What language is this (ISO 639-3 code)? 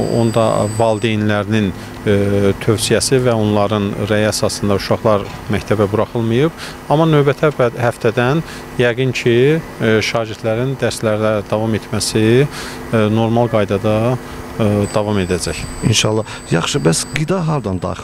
tur